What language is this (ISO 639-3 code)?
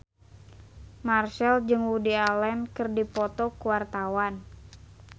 sun